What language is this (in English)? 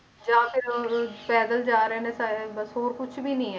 Punjabi